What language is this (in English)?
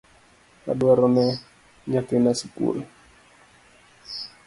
Luo (Kenya and Tanzania)